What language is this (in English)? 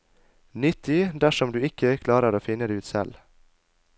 Norwegian